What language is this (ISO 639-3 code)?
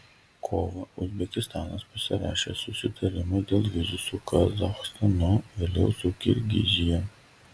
lit